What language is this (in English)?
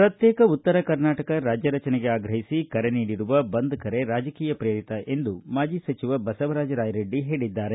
Kannada